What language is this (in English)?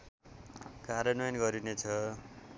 Nepali